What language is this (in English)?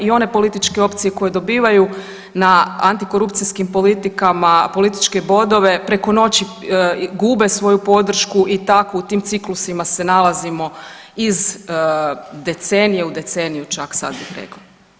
Croatian